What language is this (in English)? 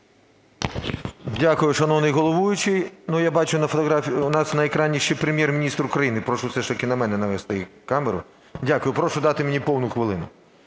Ukrainian